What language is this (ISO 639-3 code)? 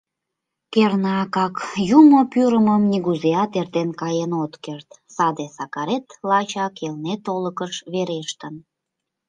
chm